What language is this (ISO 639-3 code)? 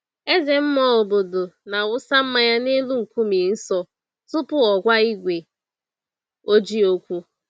ibo